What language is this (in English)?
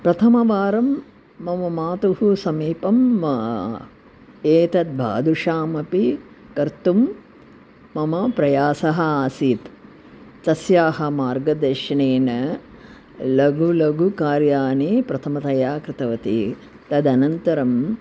Sanskrit